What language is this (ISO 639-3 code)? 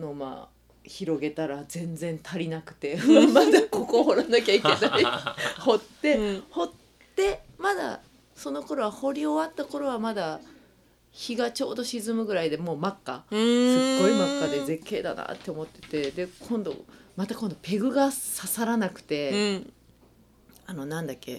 jpn